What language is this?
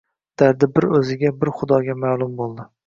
Uzbek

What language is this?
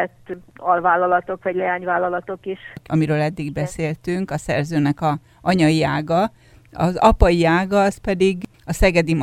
Hungarian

